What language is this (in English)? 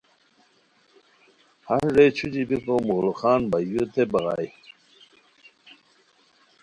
Khowar